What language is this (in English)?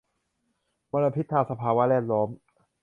Thai